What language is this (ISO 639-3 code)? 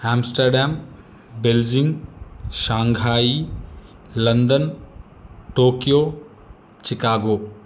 san